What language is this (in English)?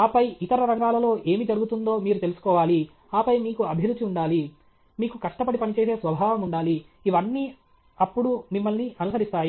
Telugu